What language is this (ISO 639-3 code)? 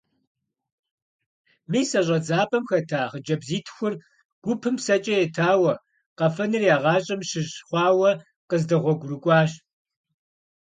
kbd